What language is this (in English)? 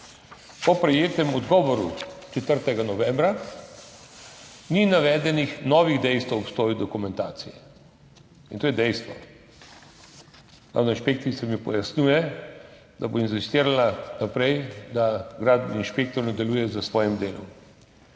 Slovenian